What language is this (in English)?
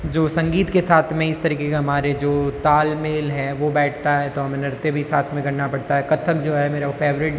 Hindi